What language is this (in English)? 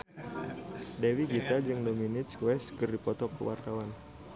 Sundanese